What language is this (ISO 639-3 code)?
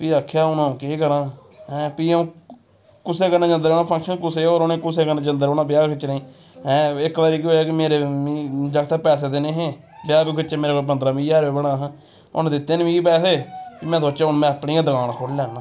doi